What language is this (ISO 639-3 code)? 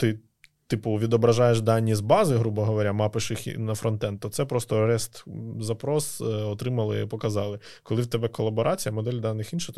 ukr